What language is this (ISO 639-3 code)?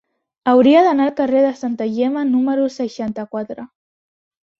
cat